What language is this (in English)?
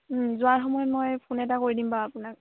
Assamese